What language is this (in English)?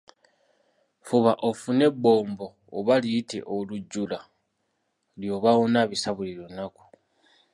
Ganda